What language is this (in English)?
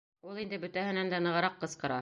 Bashkir